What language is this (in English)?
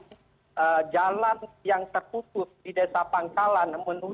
Indonesian